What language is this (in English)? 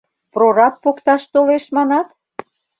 Mari